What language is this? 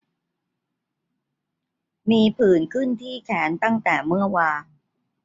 Thai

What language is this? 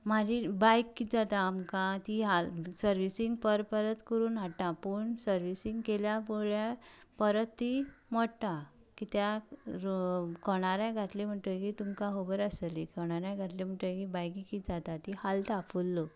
Konkani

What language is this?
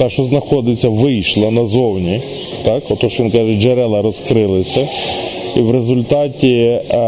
Ukrainian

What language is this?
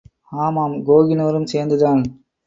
Tamil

